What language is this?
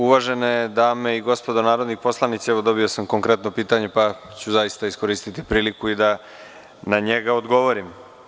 Serbian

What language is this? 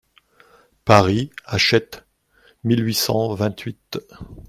French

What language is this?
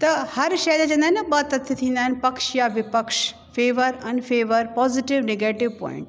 Sindhi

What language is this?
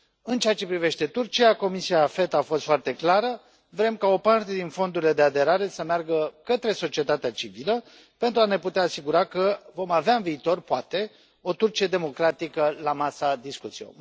Romanian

